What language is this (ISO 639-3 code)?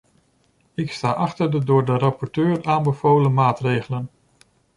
nld